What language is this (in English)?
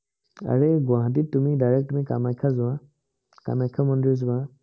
Assamese